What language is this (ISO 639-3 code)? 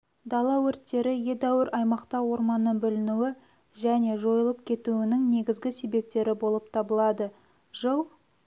kaz